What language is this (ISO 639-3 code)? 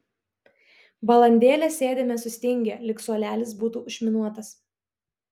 lit